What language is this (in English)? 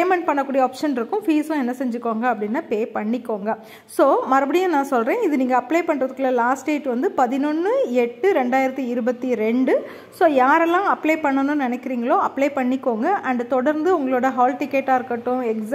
Romanian